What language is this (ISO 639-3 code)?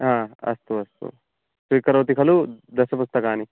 san